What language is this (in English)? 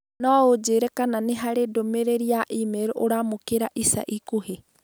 Kikuyu